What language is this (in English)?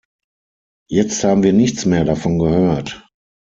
German